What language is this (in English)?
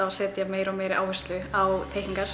Icelandic